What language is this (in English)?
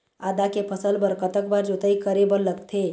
Chhattisgarhi